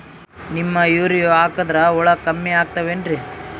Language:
Kannada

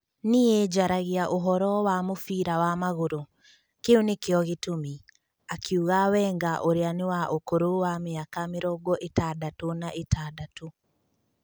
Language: Kikuyu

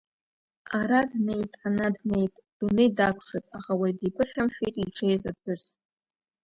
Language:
Abkhazian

